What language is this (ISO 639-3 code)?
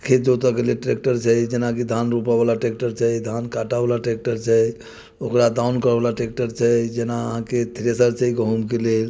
mai